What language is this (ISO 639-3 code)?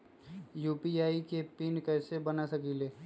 mag